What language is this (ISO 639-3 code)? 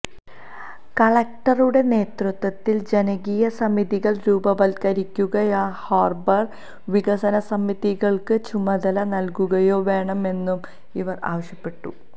mal